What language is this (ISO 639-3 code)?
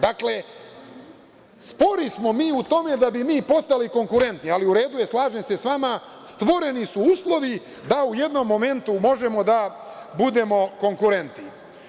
srp